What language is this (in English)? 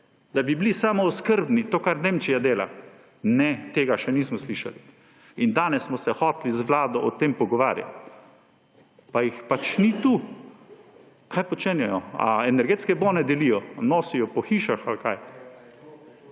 Slovenian